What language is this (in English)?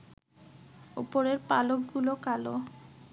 Bangla